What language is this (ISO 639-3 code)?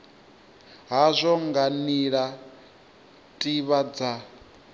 ven